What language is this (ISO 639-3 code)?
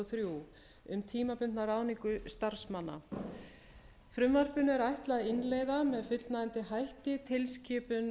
isl